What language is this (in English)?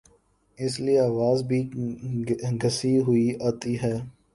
Urdu